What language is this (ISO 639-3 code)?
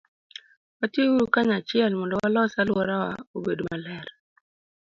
luo